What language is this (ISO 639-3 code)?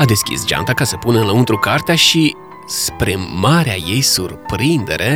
ron